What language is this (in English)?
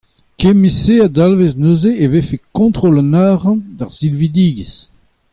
Breton